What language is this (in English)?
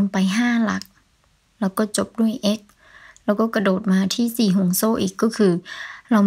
Thai